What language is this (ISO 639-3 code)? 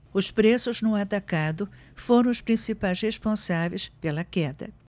por